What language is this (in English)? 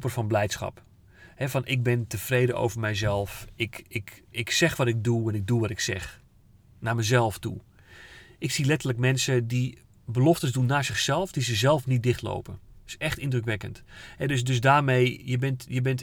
Dutch